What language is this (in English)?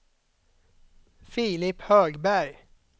Swedish